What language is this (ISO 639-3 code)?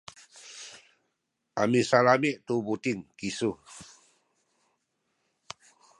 szy